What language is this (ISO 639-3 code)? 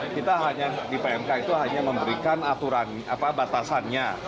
ind